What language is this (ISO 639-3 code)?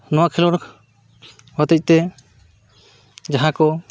sat